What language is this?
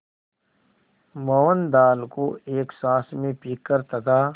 Hindi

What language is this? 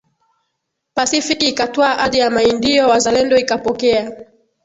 Swahili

